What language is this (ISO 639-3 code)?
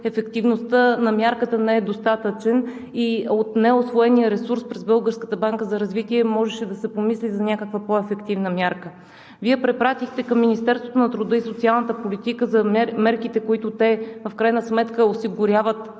bul